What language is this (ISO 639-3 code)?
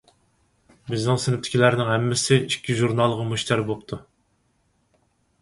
uig